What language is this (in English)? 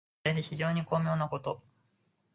Japanese